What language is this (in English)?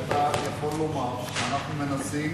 Hebrew